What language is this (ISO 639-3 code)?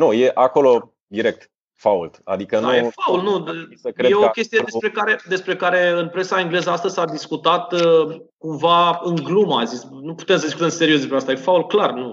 ron